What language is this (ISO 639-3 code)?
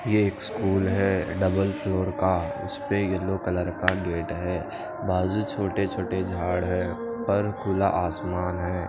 hin